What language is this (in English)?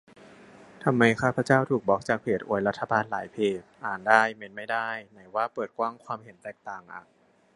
Thai